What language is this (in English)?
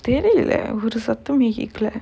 English